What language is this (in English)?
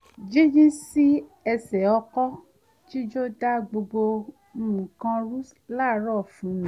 Yoruba